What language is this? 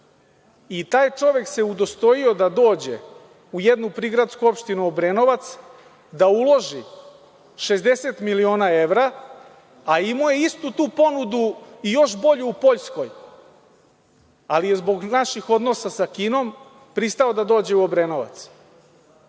Serbian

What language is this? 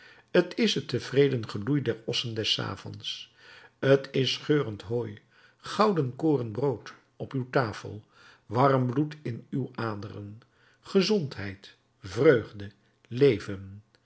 Dutch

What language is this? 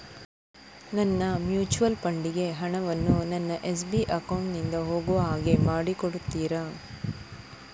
Kannada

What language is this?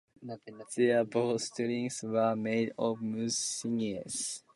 English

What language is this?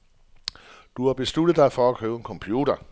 Danish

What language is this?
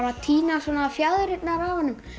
Icelandic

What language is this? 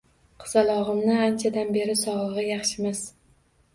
Uzbek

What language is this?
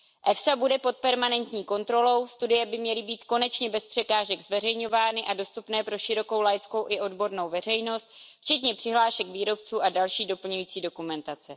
Czech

